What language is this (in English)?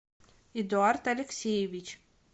Russian